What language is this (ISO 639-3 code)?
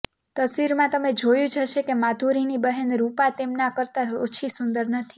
guj